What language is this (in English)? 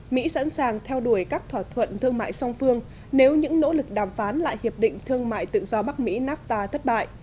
Vietnamese